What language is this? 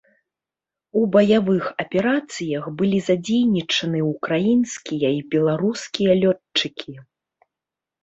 Belarusian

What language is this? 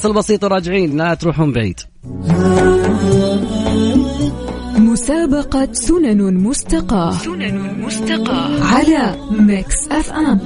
Arabic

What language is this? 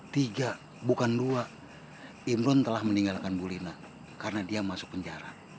Indonesian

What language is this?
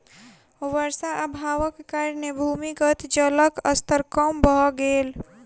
Maithili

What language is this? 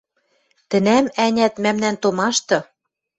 Western Mari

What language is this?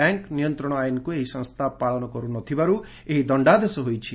Odia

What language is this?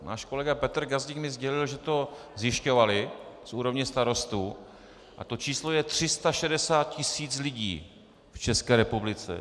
Czech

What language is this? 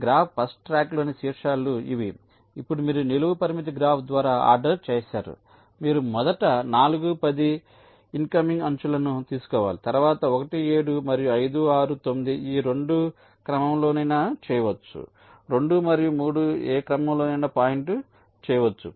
Telugu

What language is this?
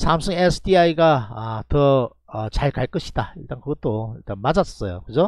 Korean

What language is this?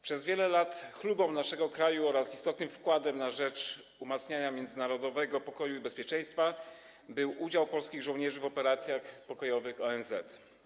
Polish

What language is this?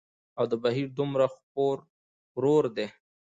Pashto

